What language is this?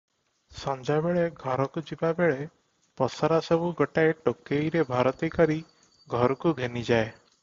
Odia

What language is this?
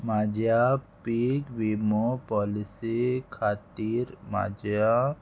Konkani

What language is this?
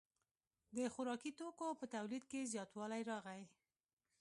Pashto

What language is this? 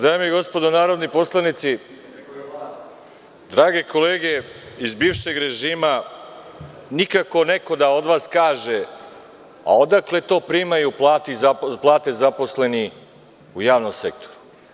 Serbian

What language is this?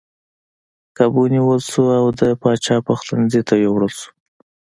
Pashto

